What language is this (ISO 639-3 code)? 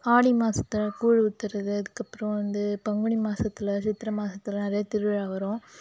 tam